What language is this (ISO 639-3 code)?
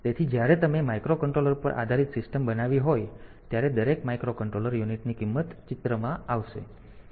guj